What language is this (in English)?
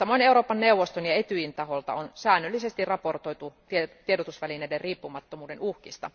Finnish